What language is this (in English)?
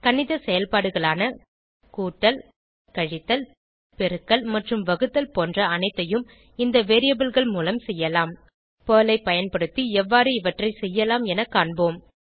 Tamil